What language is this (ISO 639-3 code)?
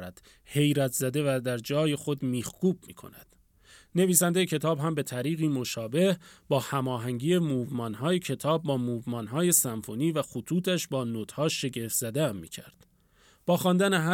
fas